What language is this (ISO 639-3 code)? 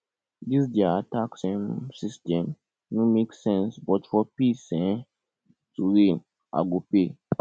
pcm